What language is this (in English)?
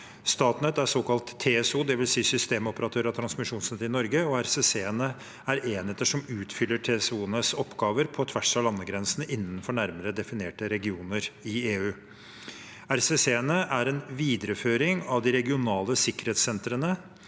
Norwegian